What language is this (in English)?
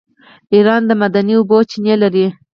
Pashto